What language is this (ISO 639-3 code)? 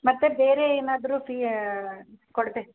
kan